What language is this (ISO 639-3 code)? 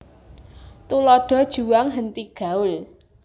jav